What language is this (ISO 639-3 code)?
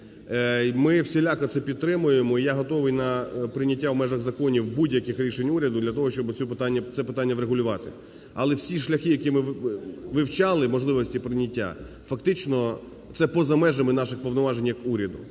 ukr